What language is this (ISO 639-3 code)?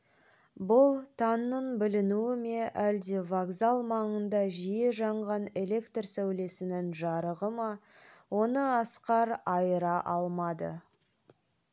kaz